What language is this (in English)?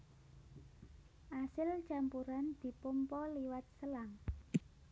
Javanese